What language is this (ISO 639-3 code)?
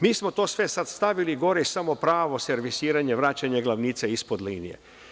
srp